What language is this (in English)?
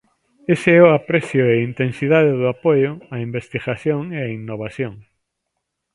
Galician